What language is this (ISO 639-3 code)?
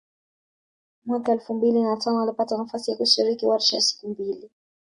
swa